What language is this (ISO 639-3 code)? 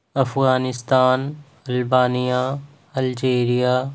urd